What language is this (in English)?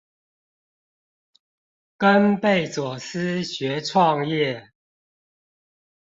Chinese